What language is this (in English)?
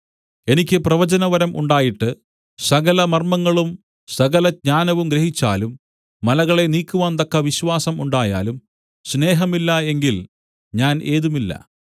Malayalam